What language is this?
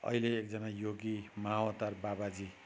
Nepali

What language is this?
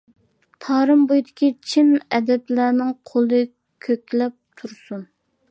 Uyghur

